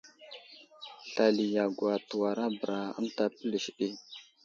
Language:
Wuzlam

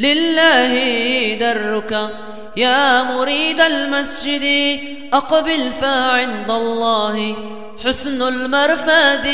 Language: Arabic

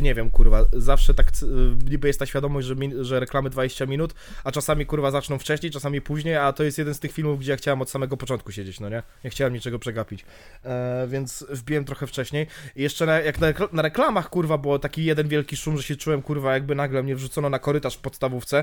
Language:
Polish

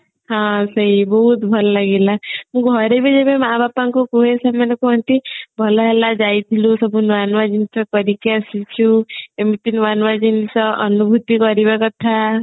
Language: Odia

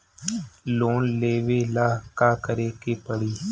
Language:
Bhojpuri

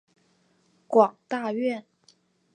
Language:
Chinese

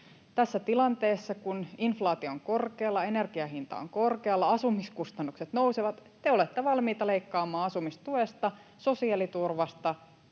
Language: Finnish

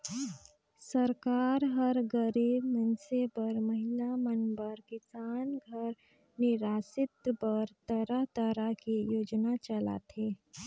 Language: Chhattisgarhi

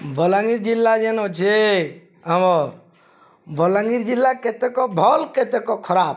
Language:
Odia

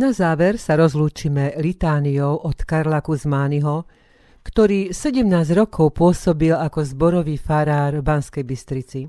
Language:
Slovak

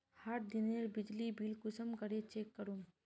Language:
Magahi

